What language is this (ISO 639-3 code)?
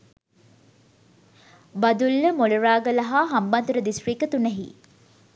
sin